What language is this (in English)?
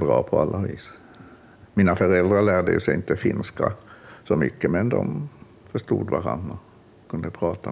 Swedish